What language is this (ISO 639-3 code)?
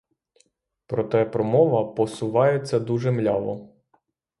ukr